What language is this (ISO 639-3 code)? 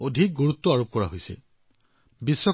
asm